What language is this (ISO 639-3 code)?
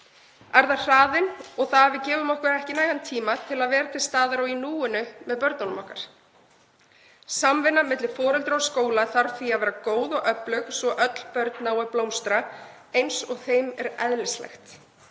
isl